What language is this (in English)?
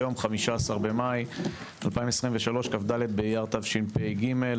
Hebrew